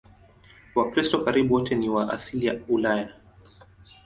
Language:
Swahili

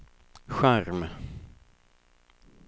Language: Swedish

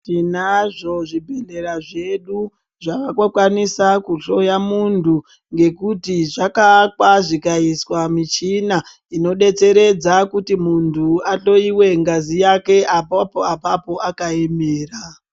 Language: Ndau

